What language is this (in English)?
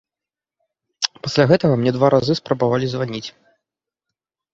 Belarusian